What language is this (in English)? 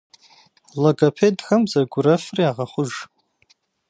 Kabardian